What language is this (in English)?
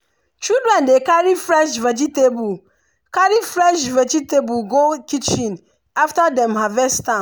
Nigerian Pidgin